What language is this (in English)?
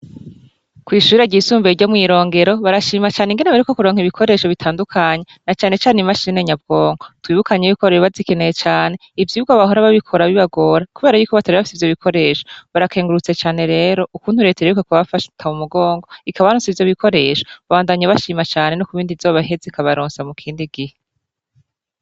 Rundi